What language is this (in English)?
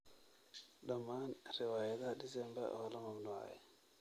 Somali